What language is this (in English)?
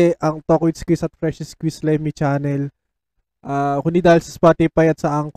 Filipino